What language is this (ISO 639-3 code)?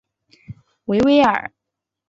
zho